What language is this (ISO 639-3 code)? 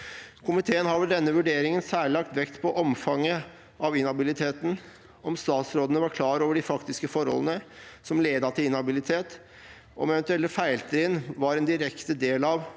nor